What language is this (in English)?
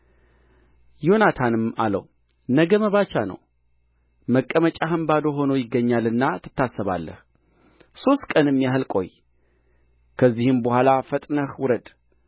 Amharic